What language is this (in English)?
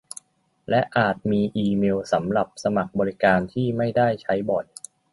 Thai